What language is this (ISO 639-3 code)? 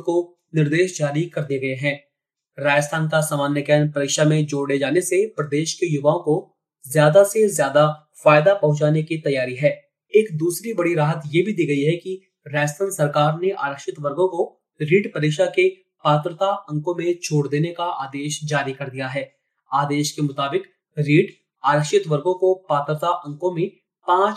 hin